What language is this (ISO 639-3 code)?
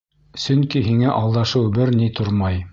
bak